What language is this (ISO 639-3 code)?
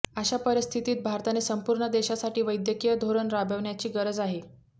mar